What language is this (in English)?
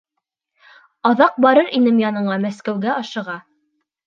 Bashkir